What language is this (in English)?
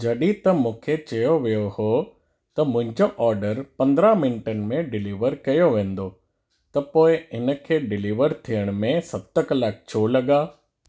Sindhi